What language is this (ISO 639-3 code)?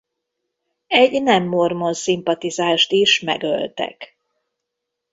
hun